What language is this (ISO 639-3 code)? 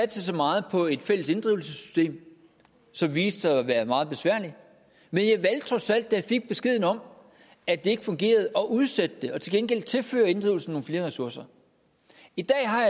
dan